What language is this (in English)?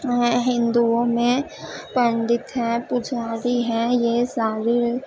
Urdu